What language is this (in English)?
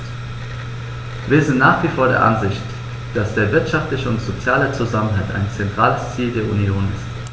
German